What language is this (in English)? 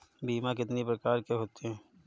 Hindi